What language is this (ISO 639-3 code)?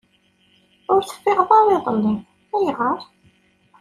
kab